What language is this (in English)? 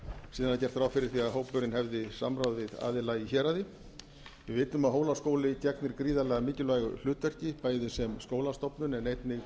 Icelandic